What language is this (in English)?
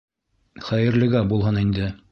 Bashkir